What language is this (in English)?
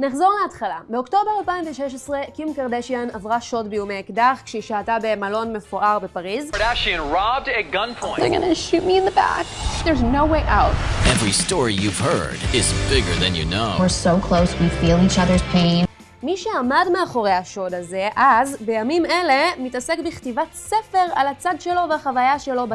Hebrew